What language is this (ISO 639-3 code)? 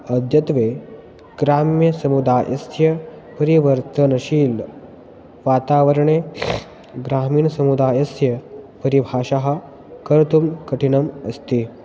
san